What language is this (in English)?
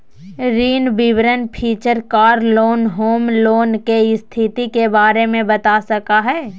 Magahi